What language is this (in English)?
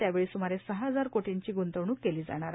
Marathi